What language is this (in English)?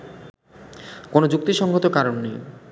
Bangla